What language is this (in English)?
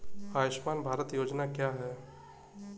Hindi